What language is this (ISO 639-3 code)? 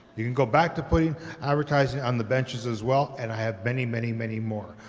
eng